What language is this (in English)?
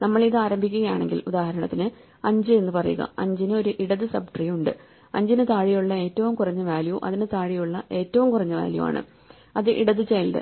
Malayalam